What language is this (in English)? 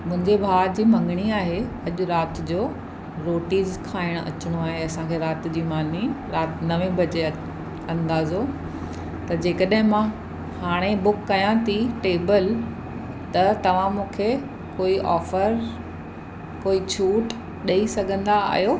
Sindhi